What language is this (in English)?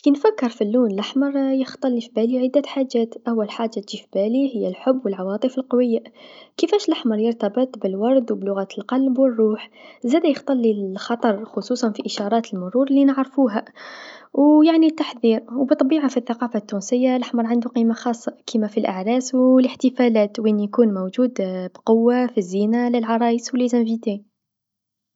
Tunisian Arabic